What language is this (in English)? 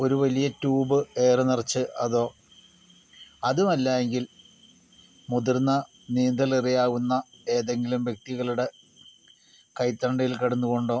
Malayalam